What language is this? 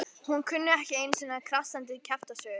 Icelandic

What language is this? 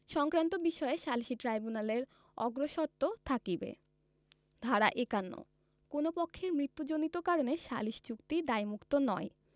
Bangla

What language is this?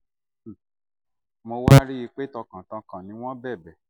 Yoruba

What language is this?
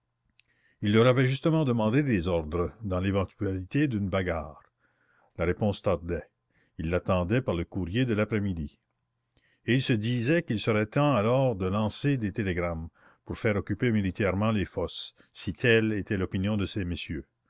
French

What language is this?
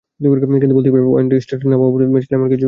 Bangla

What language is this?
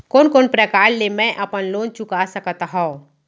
Chhattisgarhi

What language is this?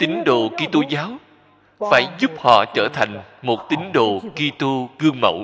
Vietnamese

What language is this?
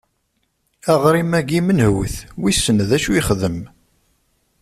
Kabyle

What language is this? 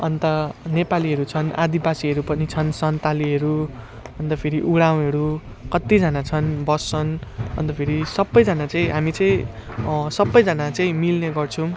Nepali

